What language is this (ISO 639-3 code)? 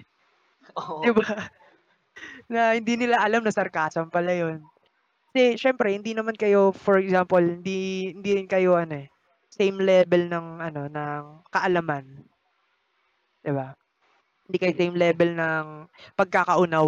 fil